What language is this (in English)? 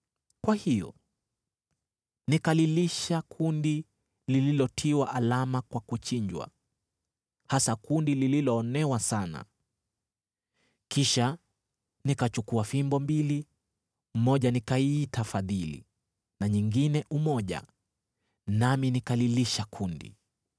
Swahili